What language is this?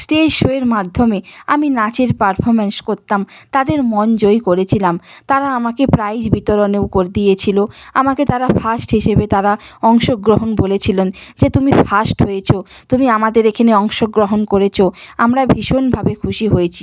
Bangla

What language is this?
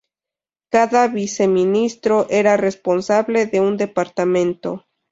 Spanish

